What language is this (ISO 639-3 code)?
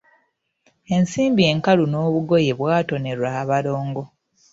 lug